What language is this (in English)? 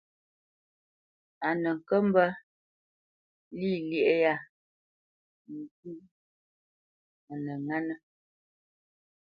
Bamenyam